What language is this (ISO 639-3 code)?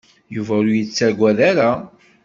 kab